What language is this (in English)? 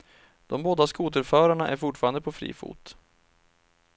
Swedish